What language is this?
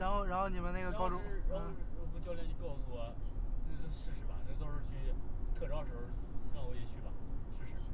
Chinese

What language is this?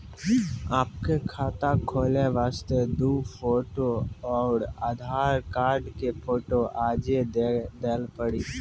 Maithili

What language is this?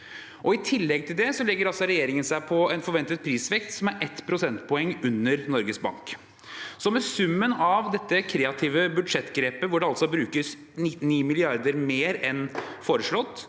Norwegian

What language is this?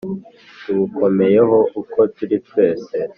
Kinyarwanda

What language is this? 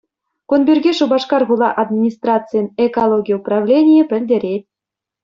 Chuvash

